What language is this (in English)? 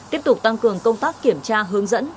Vietnamese